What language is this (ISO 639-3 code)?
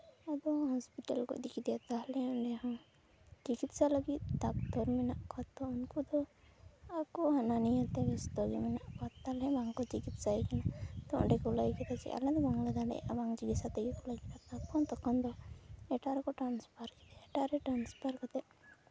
sat